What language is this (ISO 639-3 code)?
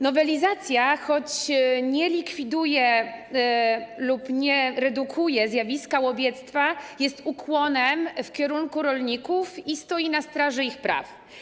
pol